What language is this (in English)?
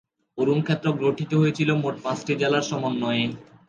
Bangla